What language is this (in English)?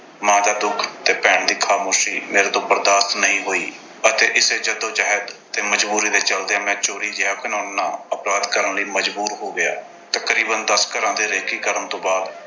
Punjabi